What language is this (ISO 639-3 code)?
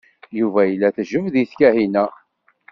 kab